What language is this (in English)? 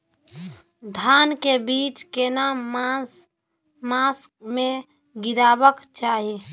Maithili